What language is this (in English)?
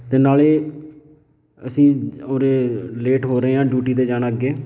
Punjabi